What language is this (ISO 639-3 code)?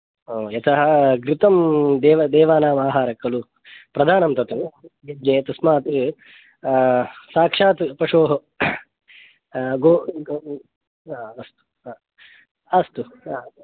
san